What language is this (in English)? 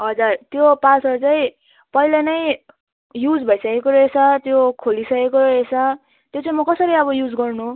Nepali